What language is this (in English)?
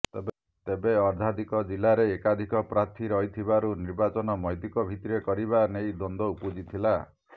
Odia